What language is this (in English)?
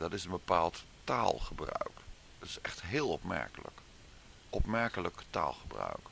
Dutch